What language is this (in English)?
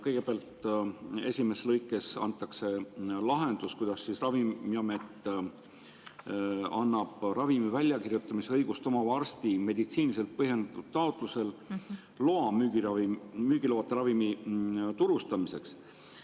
Estonian